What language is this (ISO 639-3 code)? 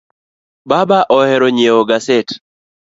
luo